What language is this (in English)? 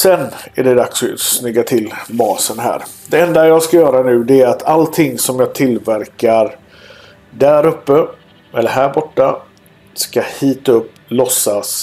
Swedish